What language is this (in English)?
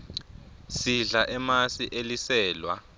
Swati